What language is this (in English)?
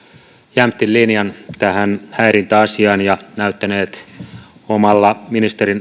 Finnish